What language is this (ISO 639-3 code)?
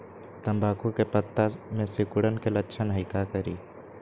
mag